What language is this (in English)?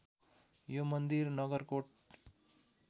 Nepali